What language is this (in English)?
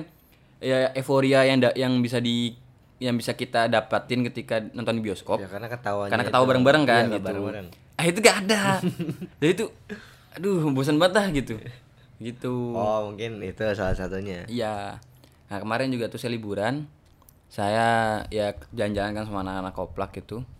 Indonesian